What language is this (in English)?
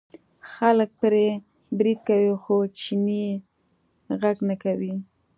Pashto